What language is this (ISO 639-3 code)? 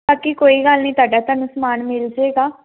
pan